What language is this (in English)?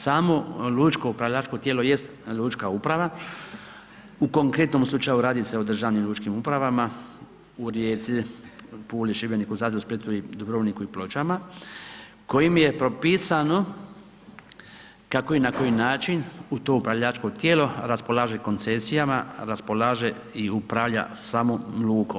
Croatian